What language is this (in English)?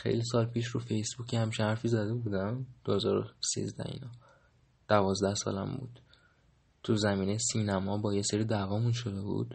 Persian